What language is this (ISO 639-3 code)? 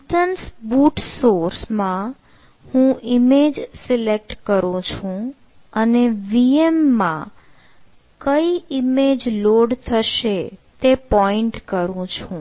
guj